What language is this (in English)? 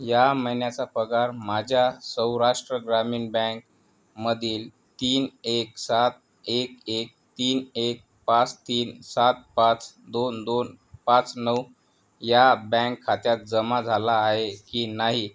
Marathi